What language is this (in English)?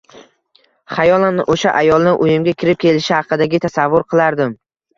Uzbek